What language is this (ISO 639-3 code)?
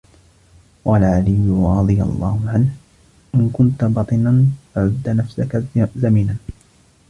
ara